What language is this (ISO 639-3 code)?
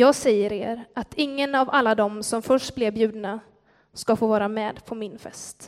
swe